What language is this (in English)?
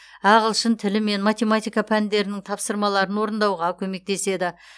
Kazakh